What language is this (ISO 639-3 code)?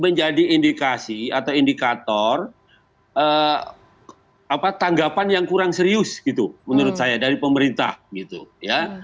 ind